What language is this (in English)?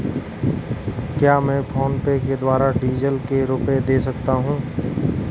Hindi